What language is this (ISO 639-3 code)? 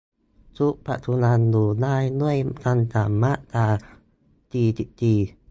tha